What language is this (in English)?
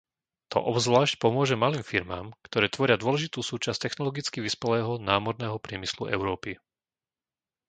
Slovak